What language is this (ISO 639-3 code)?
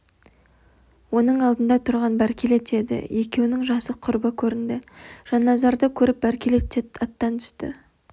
kaz